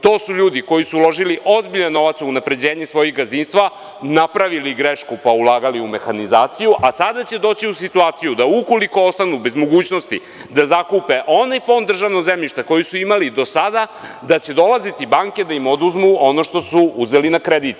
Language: Serbian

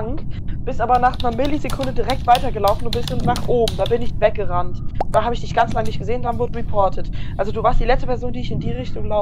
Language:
German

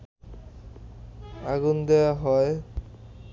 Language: Bangla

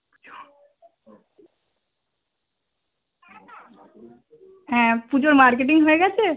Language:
Bangla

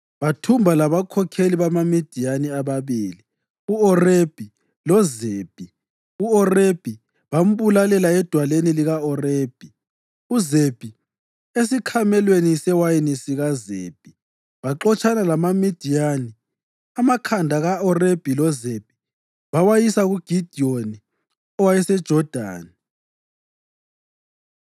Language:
North Ndebele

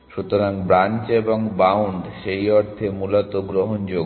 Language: Bangla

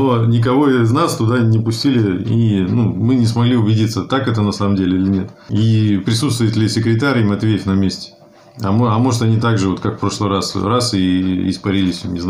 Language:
Russian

